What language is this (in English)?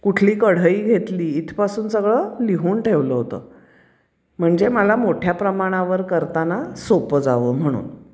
Marathi